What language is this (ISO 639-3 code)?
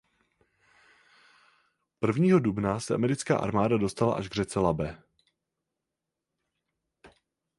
ces